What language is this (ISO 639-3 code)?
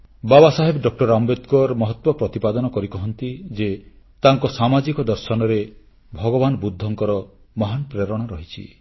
ori